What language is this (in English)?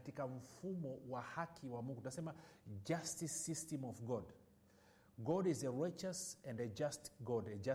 Swahili